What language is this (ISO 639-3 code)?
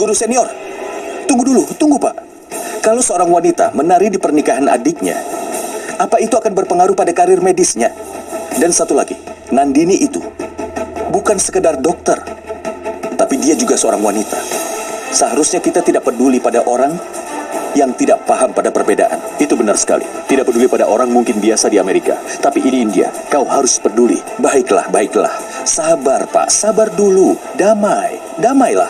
ind